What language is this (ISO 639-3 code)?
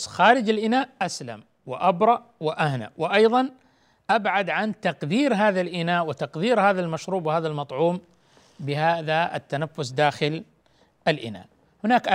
ara